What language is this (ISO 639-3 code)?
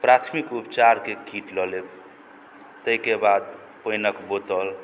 mai